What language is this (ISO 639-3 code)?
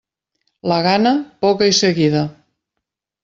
cat